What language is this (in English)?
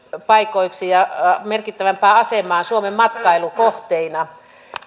Finnish